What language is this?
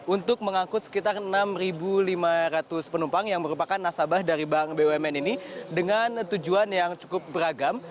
Indonesian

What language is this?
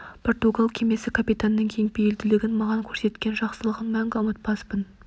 Kazakh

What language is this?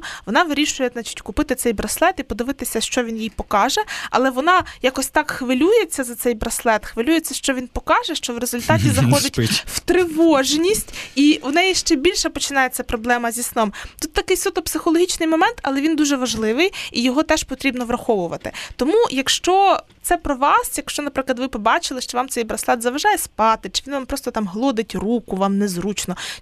Ukrainian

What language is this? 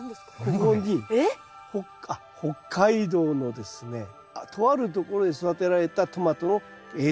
Japanese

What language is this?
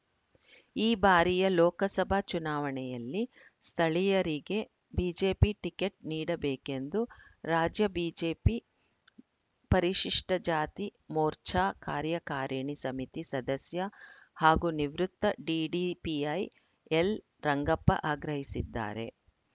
Kannada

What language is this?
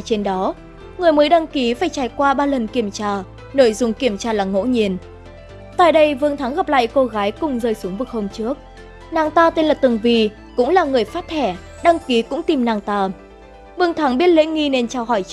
Vietnamese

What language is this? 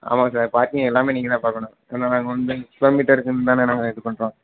Tamil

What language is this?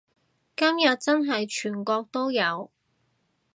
Cantonese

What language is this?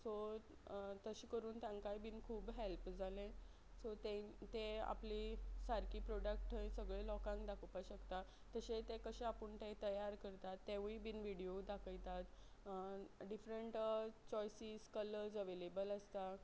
Konkani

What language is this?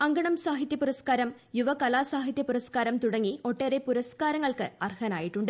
Malayalam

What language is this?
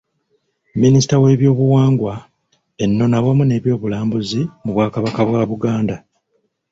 Ganda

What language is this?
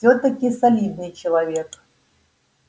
Russian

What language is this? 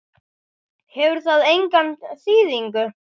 Icelandic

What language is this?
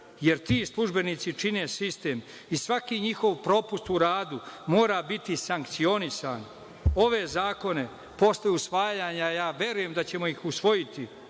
Serbian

